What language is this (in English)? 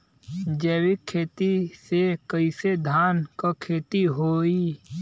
Bhojpuri